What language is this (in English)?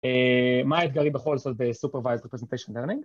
Hebrew